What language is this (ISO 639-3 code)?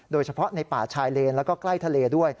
tha